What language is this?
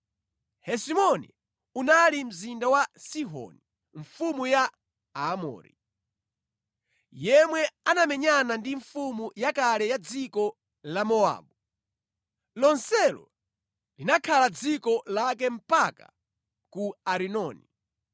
Nyanja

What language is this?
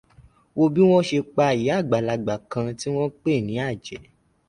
Yoruba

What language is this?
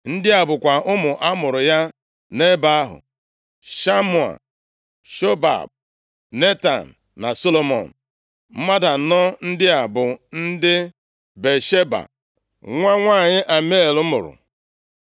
Igbo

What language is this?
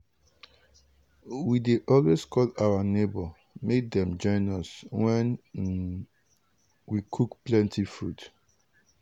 Nigerian Pidgin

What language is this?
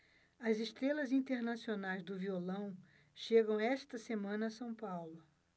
Portuguese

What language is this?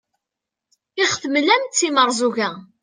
Kabyle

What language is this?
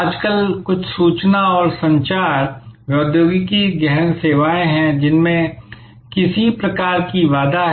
Hindi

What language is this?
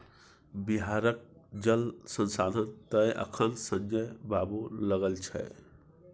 Maithili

